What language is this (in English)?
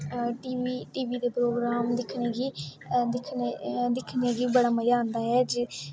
Dogri